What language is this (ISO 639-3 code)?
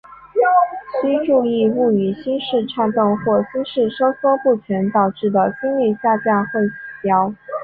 zho